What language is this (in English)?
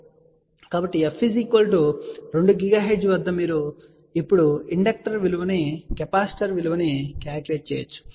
Telugu